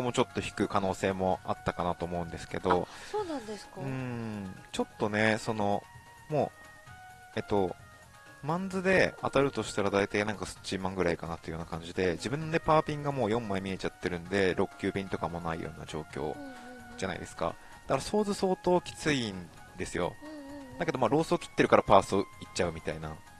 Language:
Japanese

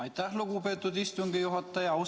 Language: Estonian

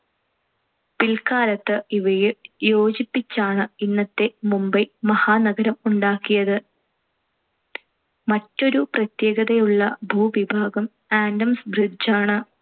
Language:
Malayalam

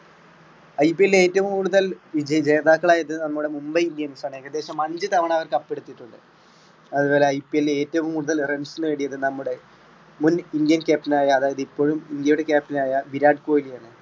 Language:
Malayalam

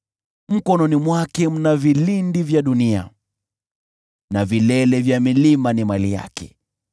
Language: Swahili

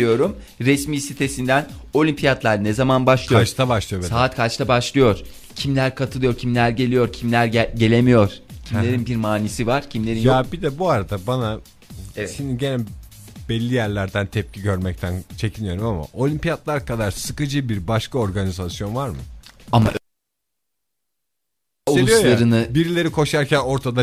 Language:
Turkish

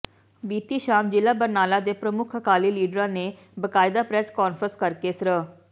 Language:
Punjabi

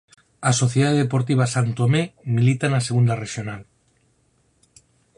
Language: Galician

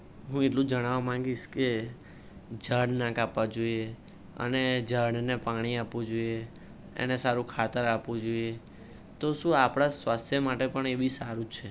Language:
Gujarati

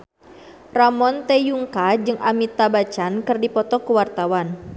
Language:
Sundanese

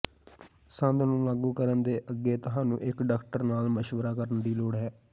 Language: Punjabi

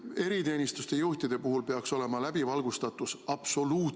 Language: Estonian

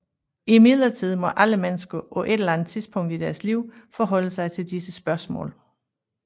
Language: Danish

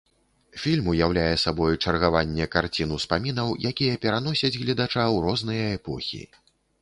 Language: Belarusian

